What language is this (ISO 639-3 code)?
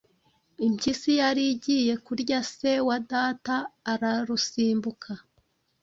kin